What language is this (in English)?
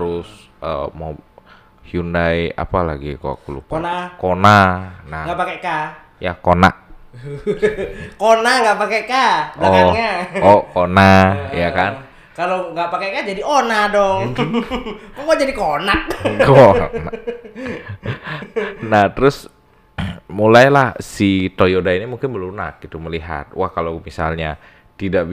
Indonesian